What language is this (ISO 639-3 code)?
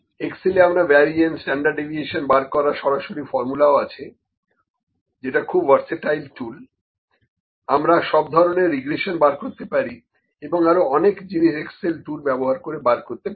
ben